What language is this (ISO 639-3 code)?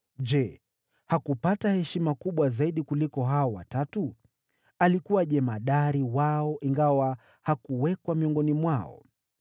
swa